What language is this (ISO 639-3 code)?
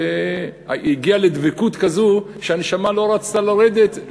heb